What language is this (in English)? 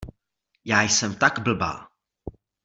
Czech